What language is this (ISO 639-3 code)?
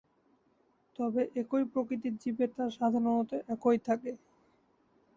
ben